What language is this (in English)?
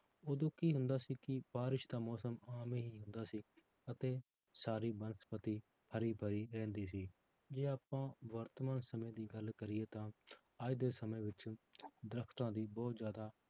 Punjabi